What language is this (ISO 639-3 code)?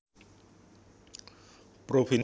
jav